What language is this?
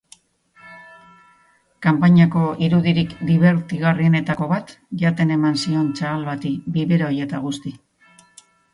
Basque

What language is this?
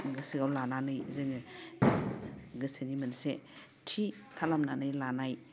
Bodo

